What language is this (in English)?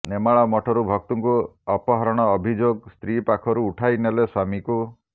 Odia